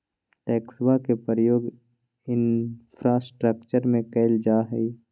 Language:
Magahi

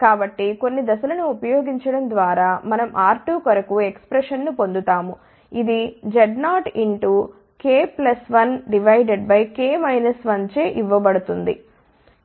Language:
Telugu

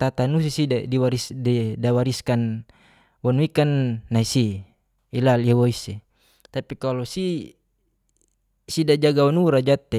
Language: Geser-Gorom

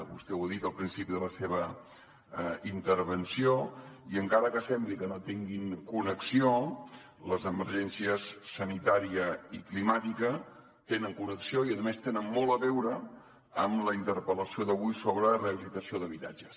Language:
Catalan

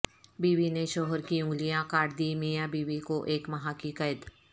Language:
Urdu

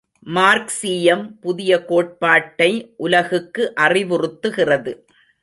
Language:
Tamil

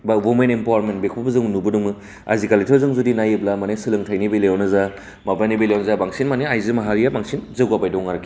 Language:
Bodo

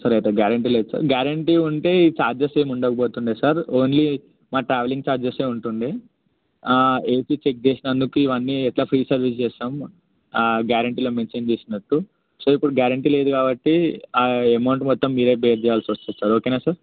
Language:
Telugu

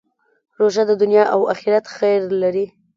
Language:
Pashto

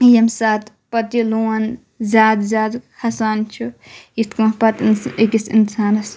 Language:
Kashmiri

